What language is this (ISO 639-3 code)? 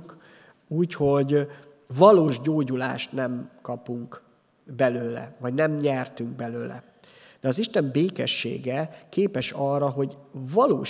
hun